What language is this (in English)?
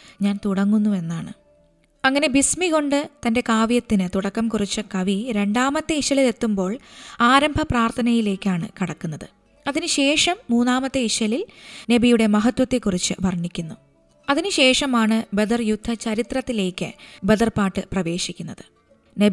Malayalam